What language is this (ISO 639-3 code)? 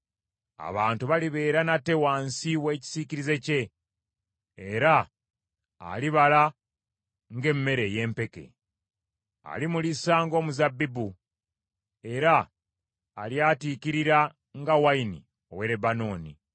lug